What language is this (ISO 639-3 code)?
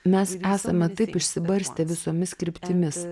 lit